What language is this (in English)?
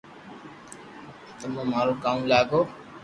Loarki